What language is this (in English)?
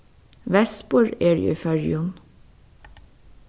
Faroese